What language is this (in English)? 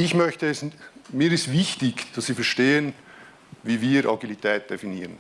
German